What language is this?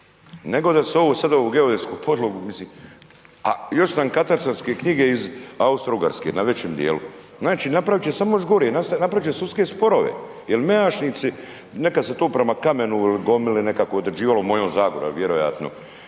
Croatian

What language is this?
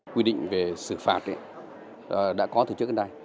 Vietnamese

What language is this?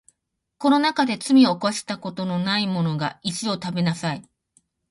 Japanese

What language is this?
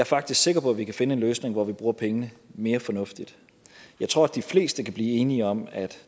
Danish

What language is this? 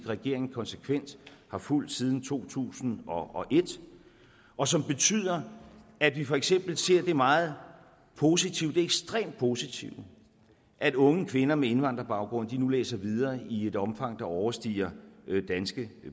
Danish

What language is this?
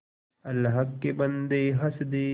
Hindi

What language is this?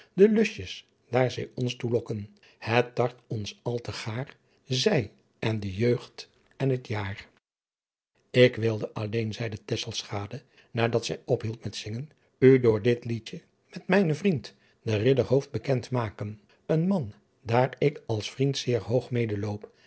Dutch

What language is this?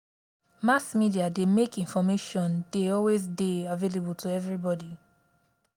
Nigerian Pidgin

